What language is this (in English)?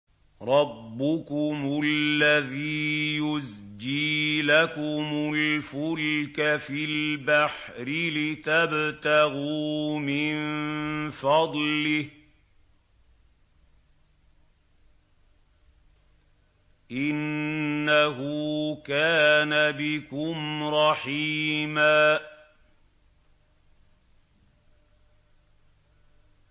Arabic